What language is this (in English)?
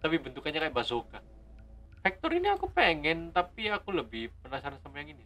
Indonesian